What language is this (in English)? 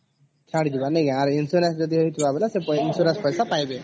Odia